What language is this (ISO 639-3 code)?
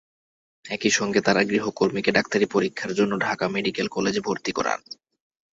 ben